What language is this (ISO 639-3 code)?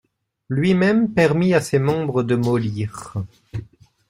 fra